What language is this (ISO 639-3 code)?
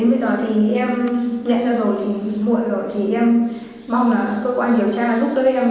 vie